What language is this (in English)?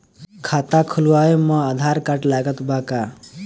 Bhojpuri